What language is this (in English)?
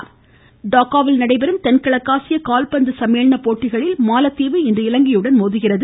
Tamil